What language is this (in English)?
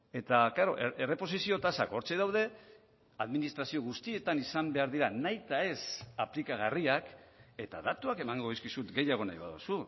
Basque